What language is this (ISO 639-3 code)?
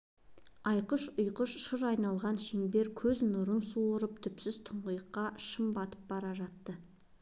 kaz